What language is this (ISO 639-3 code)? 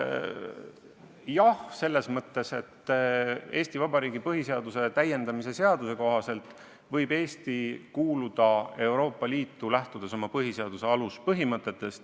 est